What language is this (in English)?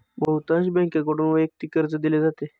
Marathi